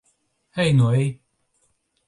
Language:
Latvian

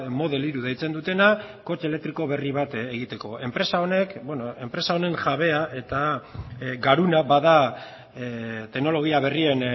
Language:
Basque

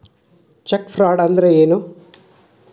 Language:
Kannada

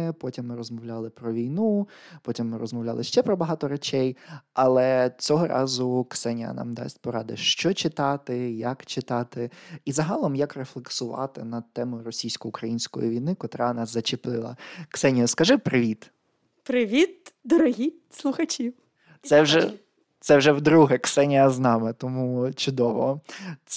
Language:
Ukrainian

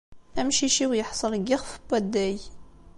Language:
Kabyle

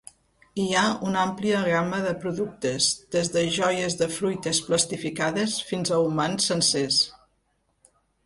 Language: Catalan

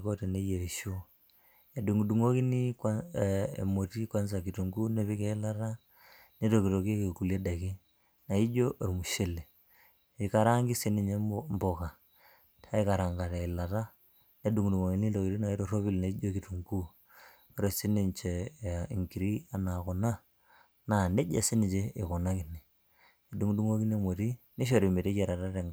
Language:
Masai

